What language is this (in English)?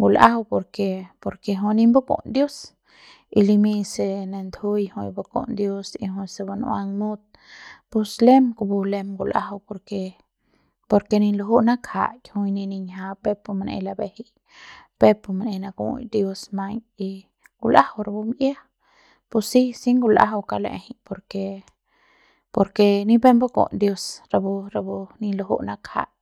Central Pame